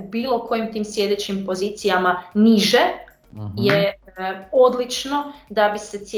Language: Croatian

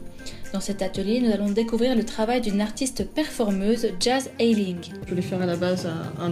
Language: French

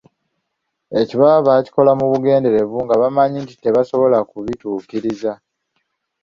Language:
Ganda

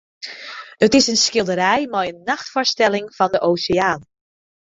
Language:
Western Frisian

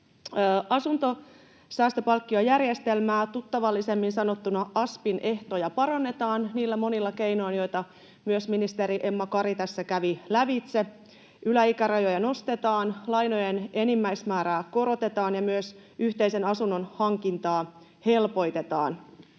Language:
Finnish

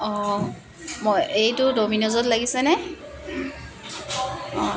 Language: Assamese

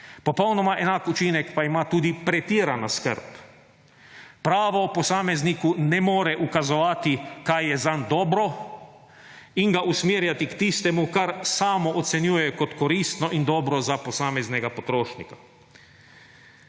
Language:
Slovenian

